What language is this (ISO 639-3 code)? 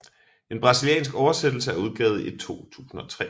dan